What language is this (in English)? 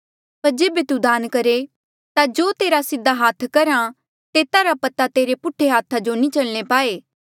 Mandeali